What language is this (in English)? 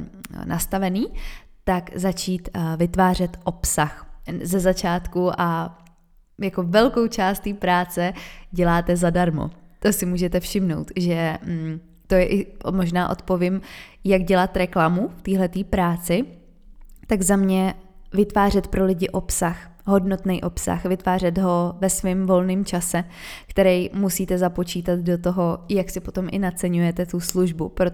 Czech